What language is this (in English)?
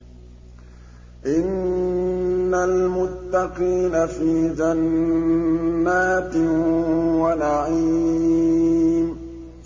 Arabic